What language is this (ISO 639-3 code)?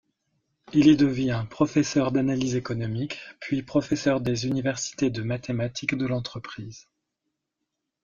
fra